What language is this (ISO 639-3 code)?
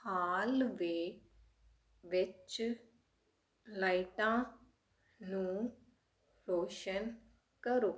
pan